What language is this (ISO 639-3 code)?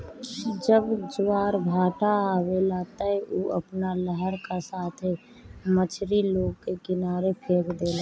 bho